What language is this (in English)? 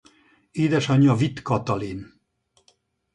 Hungarian